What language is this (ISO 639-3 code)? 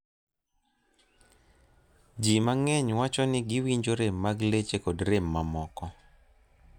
luo